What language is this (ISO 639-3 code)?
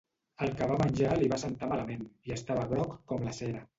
cat